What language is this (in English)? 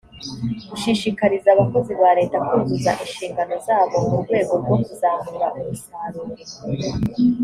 Kinyarwanda